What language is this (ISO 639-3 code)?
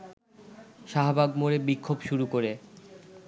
ben